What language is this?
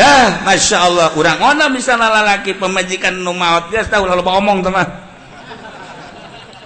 Indonesian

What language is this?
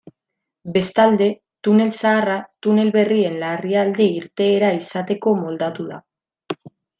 Basque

